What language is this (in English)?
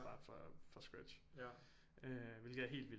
Danish